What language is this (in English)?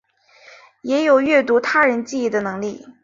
Chinese